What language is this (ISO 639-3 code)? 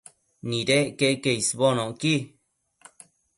mcf